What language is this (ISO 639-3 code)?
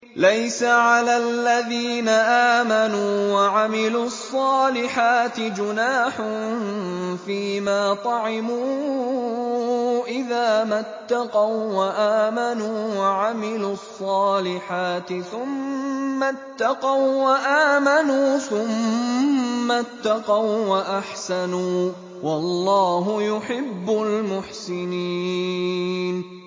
ara